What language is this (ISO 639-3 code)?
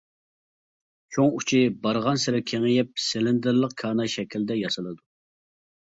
uig